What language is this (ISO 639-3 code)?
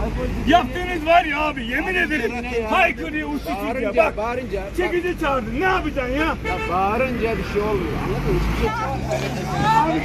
tur